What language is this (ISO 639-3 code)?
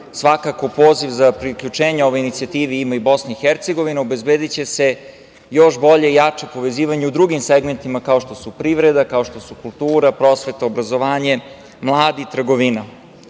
srp